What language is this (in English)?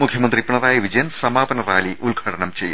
Malayalam